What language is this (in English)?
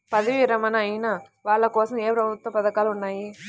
Telugu